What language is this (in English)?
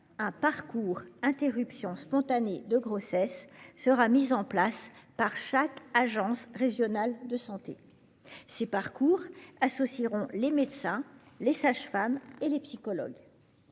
French